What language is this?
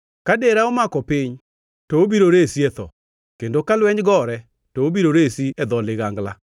Luo (Kenya and Tanzania)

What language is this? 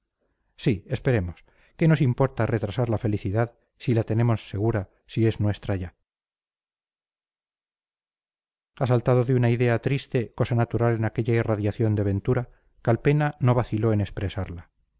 Spanish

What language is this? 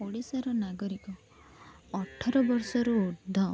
Odia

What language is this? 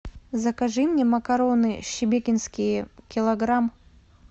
Russian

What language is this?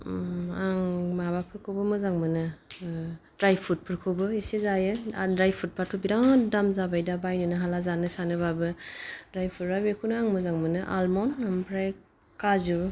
Bodo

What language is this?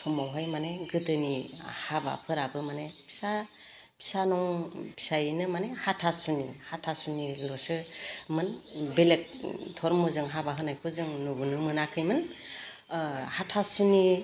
Bodo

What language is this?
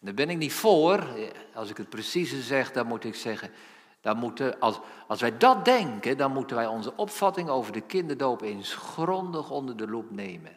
Dutch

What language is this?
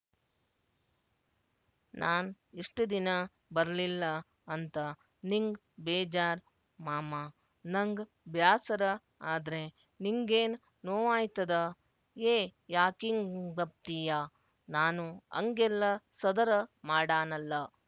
Kannada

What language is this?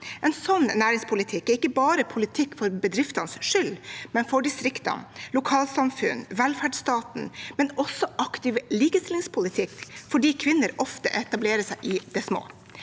Norwegian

